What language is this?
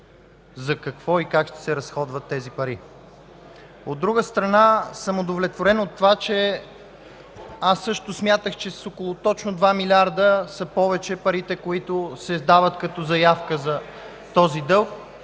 Bulgarian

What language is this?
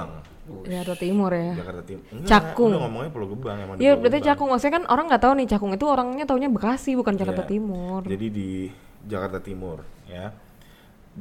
Indonesian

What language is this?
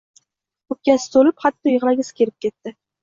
Uzbek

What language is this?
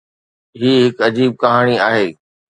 Sindhi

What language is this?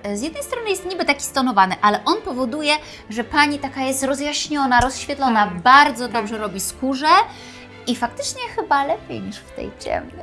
Polish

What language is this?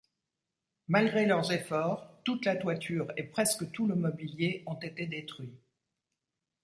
French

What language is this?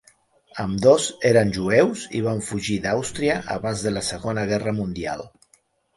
Catalan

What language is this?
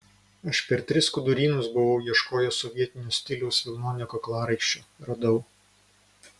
Lithuanian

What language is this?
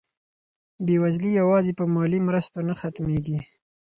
Pashto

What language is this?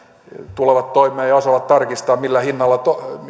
Finnish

